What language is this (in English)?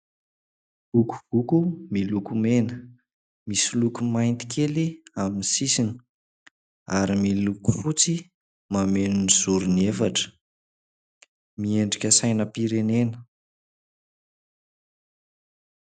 Malagasy